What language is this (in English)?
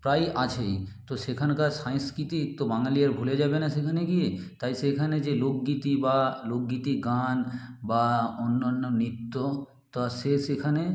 Bangla